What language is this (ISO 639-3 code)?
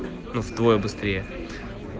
rus